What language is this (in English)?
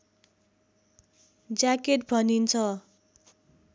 Nepali